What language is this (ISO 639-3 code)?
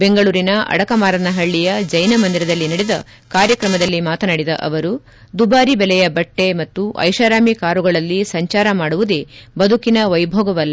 kan